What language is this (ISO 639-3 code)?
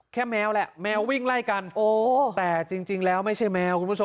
tha